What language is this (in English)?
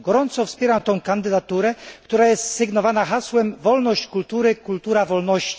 Polish